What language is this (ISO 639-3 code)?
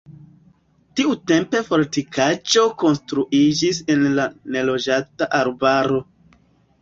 epo